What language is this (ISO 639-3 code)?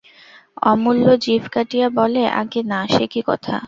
ben